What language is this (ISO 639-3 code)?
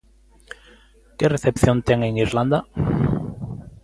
glg